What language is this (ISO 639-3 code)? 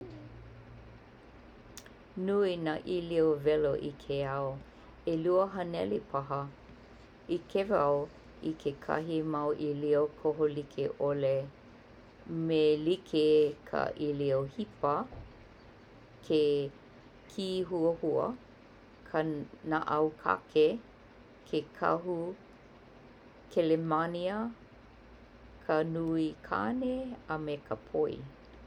haw